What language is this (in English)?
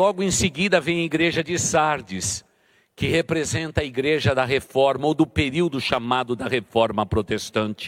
Portuguese